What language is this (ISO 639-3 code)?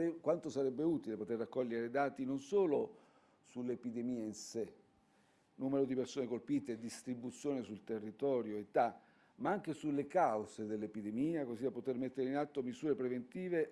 ita